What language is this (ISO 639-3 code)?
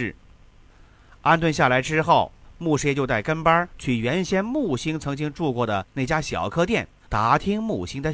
zho